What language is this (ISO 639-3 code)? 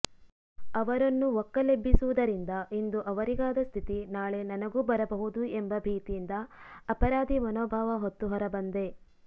kan